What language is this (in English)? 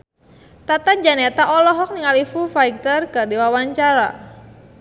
Sundanese